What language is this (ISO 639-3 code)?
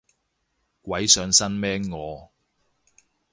yue